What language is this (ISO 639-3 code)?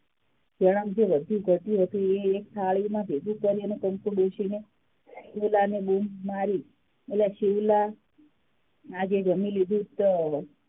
guj